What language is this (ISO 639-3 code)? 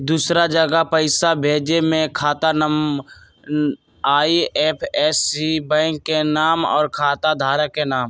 mag